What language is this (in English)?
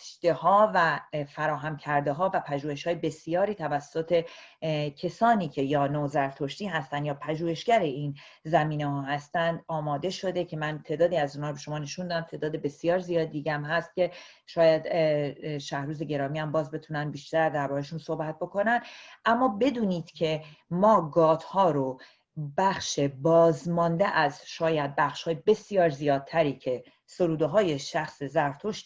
Persian